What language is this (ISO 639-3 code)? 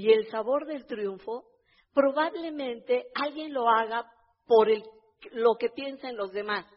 spa